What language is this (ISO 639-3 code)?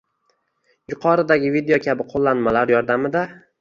uzb